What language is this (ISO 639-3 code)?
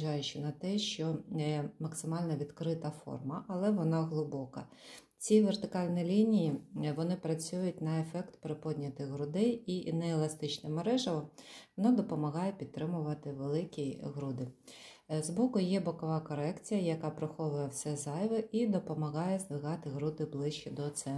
rus